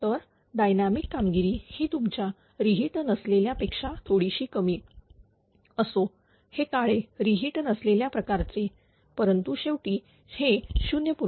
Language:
Marathi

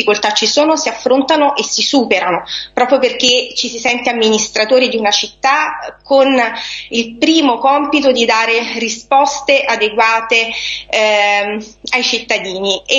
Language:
Italian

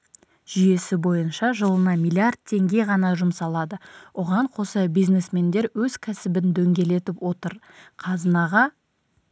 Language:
Kazakh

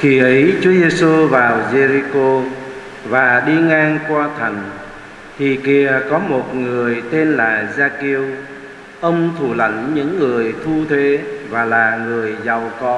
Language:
Vietnamese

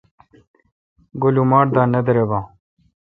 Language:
Kalkoti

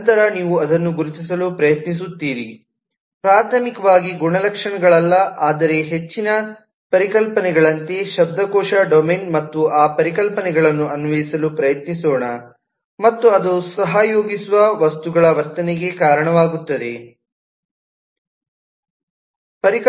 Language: Kannada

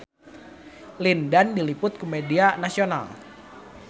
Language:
Sundanese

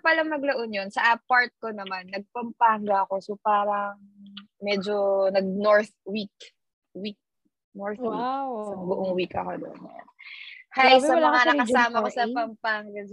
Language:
Filipino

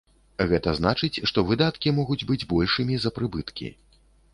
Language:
Belarusian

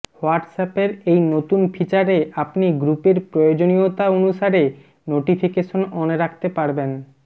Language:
Bangla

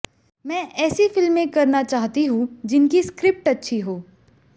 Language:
Hindi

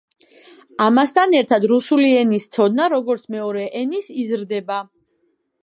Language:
Georgian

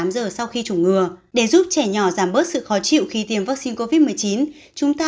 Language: Vietnamese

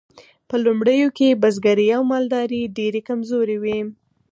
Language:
Pashto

